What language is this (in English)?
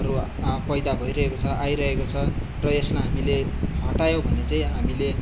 Nepali